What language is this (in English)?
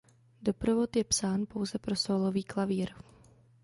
Czech